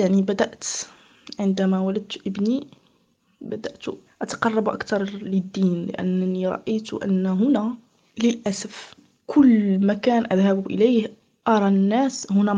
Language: Arabic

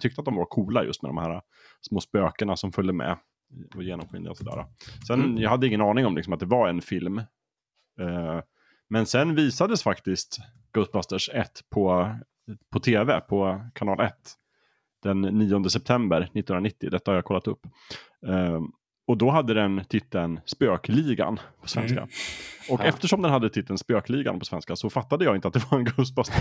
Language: Swedish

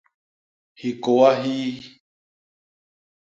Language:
Basaa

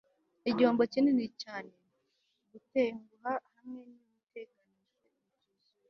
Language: Kinyarwanda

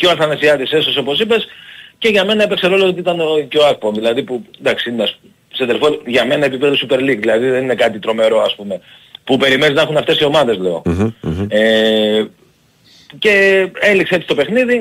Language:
Greek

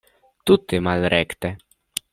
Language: Esperanto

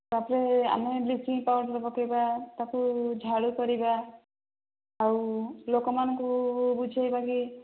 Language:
Odia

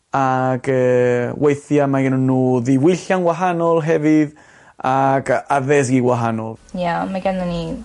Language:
Welsh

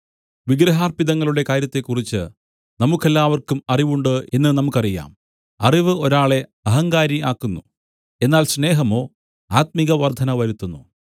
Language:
Malayalam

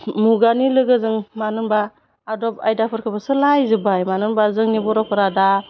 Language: Bodo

